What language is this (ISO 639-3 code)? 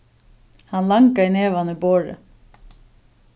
fao